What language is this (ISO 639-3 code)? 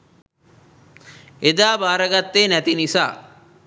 sin